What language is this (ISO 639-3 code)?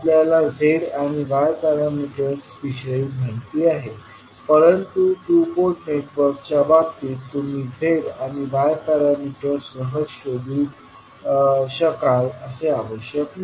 mar